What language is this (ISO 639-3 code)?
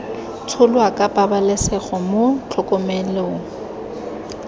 tsn